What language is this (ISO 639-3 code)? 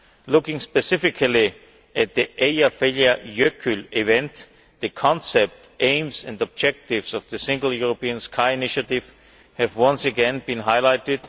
eng